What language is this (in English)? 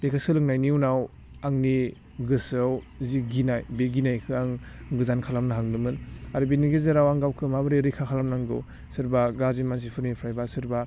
Bodo